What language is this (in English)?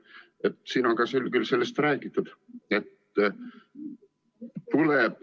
Estonian